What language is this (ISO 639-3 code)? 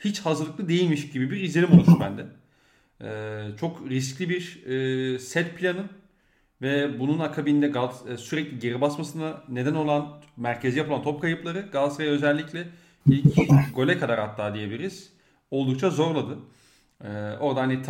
tur